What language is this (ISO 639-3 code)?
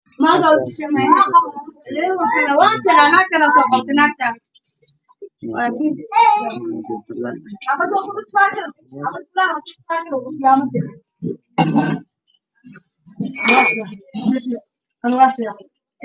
som